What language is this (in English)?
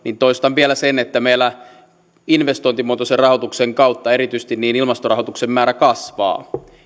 Finnish